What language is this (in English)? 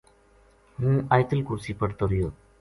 Gujari